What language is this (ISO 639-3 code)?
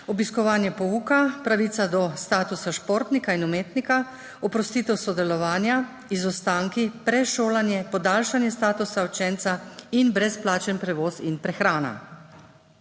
slv